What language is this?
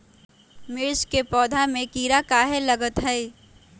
Magahi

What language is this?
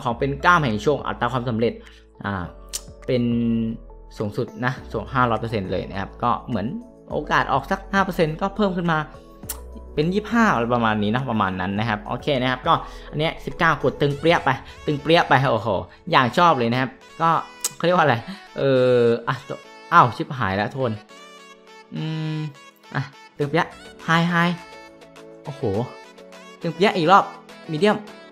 Thai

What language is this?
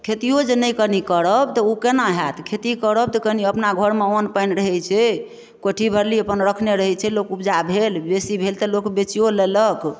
Maithili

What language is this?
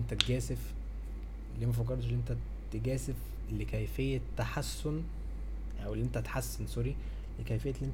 Arabic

